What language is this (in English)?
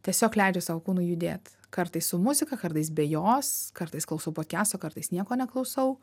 Lithuanian